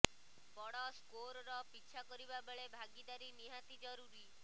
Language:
Odia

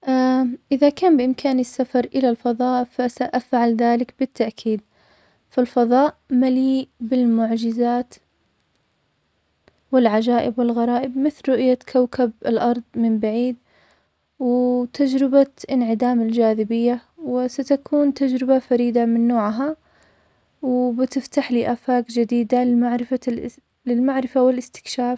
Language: Omani Arabic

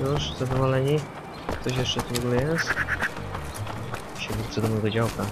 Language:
Polish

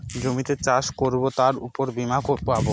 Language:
Bangla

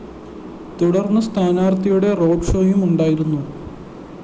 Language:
Malayalam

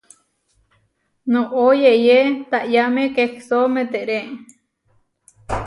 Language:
Huarijio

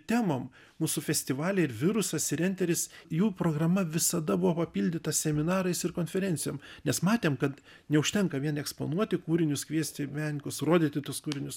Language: Lithuanian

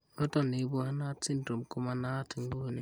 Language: Kalenjin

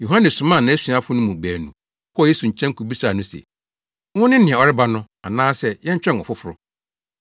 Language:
Akan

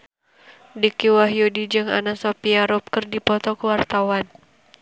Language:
Sundanese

